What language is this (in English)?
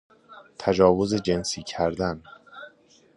Persian